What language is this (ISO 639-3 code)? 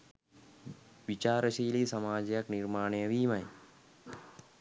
sin